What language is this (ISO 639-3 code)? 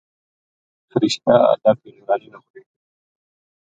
gju